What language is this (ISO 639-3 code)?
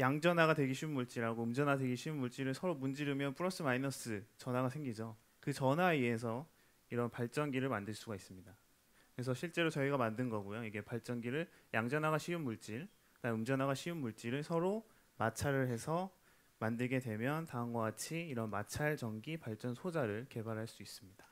kor